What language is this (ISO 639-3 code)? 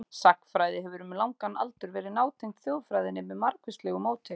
isl